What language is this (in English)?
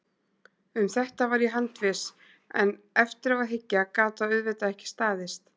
Icelandic